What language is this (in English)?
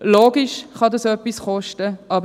Swiss German